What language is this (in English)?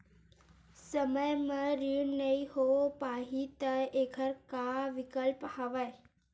Chhattisgarhi